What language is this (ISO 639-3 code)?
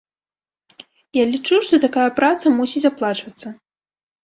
bel